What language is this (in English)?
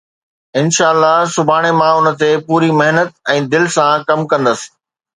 Sindhi